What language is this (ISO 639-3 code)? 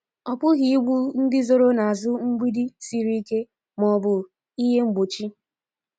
ibo